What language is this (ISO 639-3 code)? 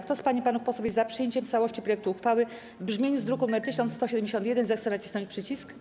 pol